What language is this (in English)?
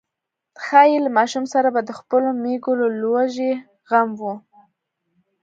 Pashto